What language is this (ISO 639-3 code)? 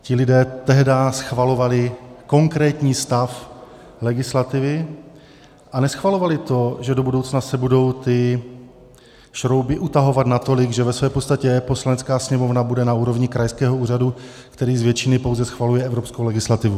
ces